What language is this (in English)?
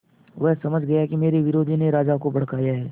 Hindi